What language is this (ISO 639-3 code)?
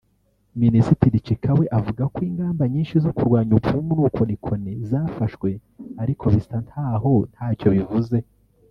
kin